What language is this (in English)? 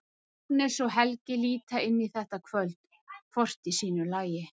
Icelandic